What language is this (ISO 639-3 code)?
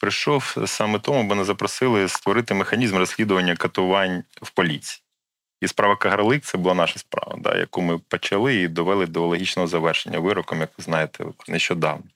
ukr